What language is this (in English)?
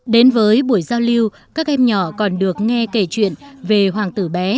Vietnamese